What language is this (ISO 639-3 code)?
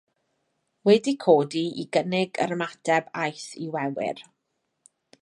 cym